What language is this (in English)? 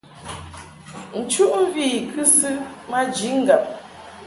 Mungaka